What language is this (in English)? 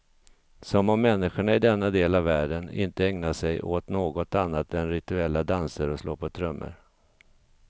Swedish